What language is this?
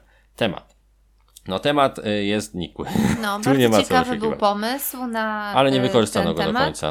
Polish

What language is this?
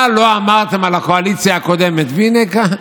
Hebrew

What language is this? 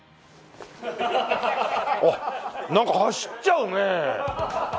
Japanese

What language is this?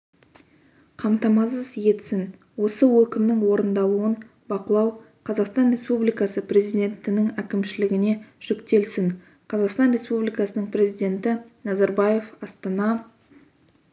Kazakh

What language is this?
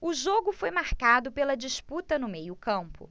Portuguese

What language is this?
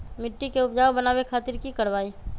Magahi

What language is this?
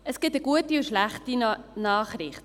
Swiss German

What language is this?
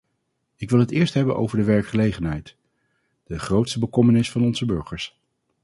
Dutch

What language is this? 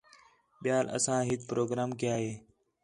Khetrani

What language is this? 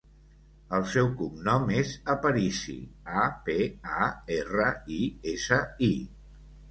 Catalan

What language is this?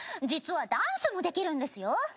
Japanese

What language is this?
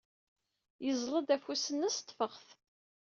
Kabyle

